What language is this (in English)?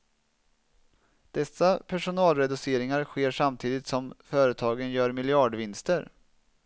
Swedish